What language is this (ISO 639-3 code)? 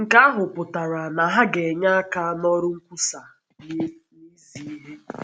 ibo